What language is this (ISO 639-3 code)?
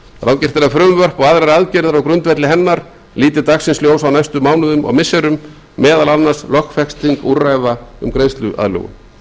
isl